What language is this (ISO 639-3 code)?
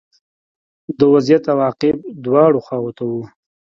pus